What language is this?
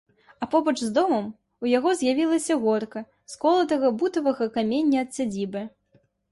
Belarusian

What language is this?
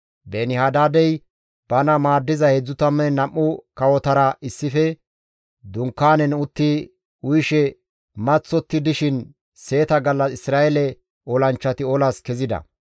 Gamo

